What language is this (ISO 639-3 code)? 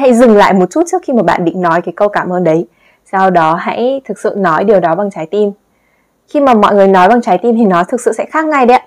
vie